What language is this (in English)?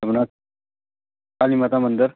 Punjabi